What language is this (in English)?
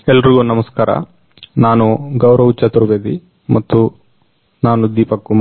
Kannada